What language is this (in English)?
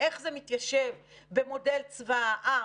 Hebrew